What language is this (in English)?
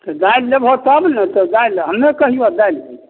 Maithili